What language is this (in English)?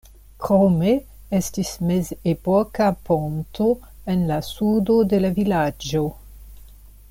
Esperanto